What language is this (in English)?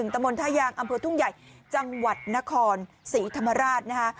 Thai